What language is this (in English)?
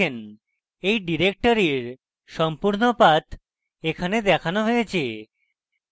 Bangla